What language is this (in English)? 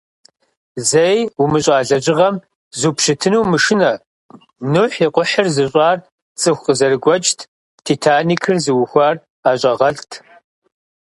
Kabardian